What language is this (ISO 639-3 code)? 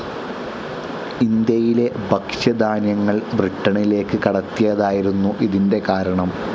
mal